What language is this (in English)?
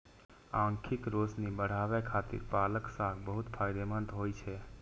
Maithili